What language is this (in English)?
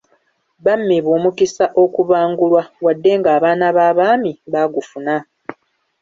Ganda